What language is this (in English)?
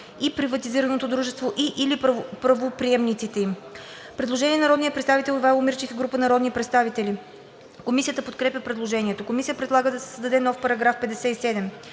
Bulgarian